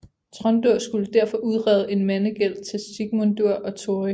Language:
Danish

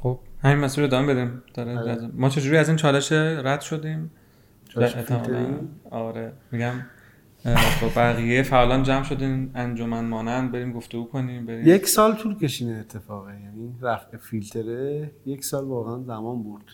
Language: Persian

